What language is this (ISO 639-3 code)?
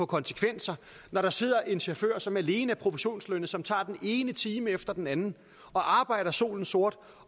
dan